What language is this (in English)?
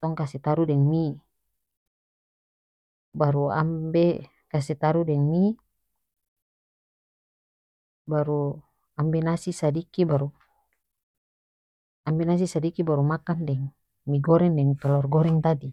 North Moluccan Malay